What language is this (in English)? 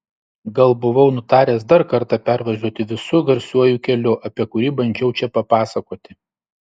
Lithuanian